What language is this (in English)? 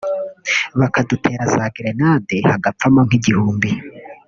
Kinyarwanda